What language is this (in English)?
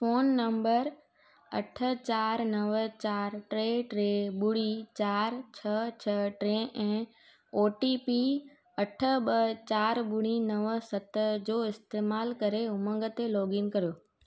Sindhi